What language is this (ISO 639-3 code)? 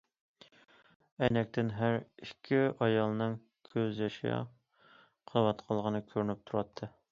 uig